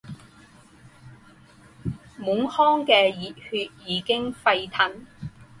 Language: Chinese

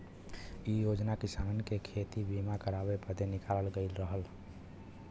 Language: Bhojpuri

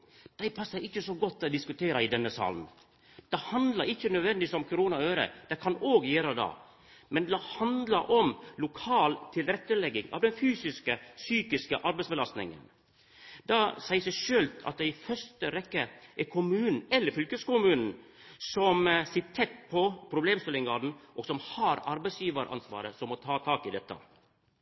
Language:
Norwegian Nynorsk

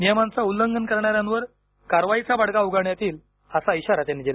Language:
Marathi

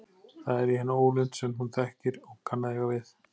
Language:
Icelandic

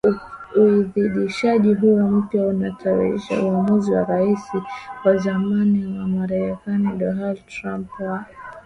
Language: Swahili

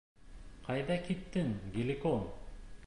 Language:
Bashkir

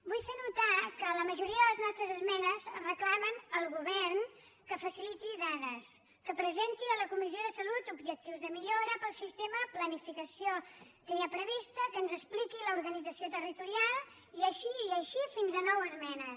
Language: Catalan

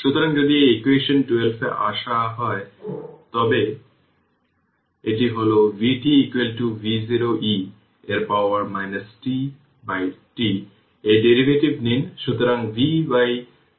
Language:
Bangla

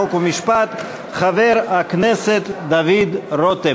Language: Hebrew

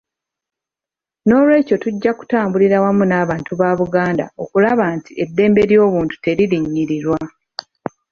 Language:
Ganda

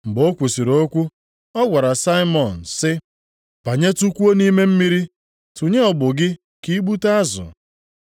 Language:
Igbo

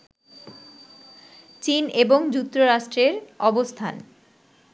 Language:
Bangla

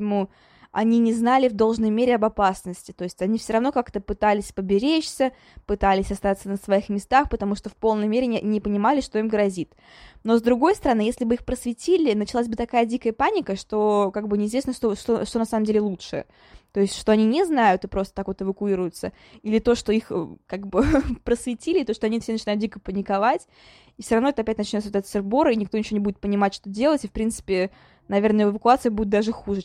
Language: Russian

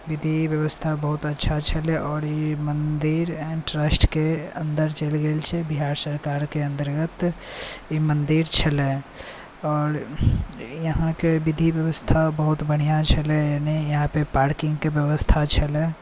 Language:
Maithili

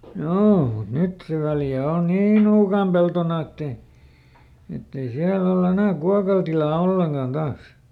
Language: Finnish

